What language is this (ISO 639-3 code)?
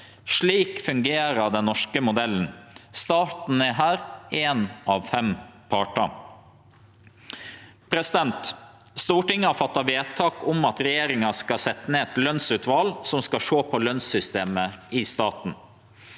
nor